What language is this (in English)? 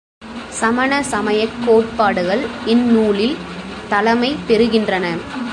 Tamil